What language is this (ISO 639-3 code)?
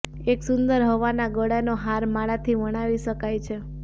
guj